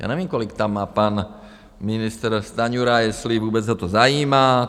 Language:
Czech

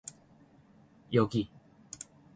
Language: Korean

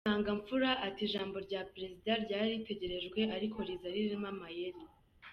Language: Kinyarwanda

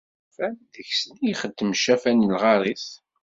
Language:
Kabyle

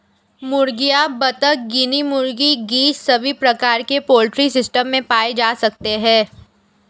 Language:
Hindi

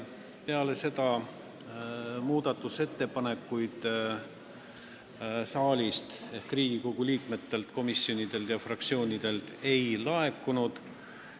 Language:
Estonian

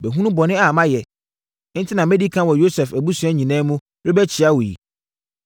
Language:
Akan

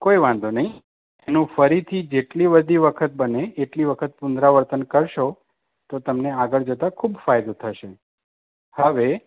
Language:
Gujarati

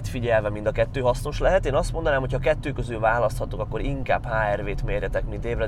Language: Hungarian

